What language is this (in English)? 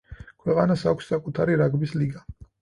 Georgian